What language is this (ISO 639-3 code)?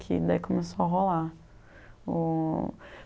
por